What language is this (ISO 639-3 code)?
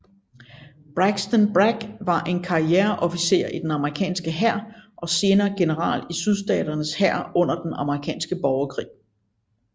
dan